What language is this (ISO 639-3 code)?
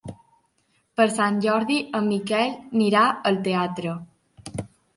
cat